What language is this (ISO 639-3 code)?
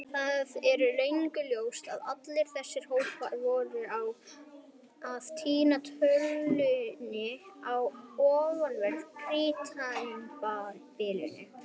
isl